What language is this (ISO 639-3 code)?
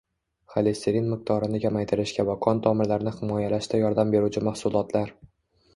uzb